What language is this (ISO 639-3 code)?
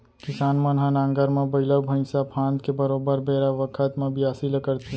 hne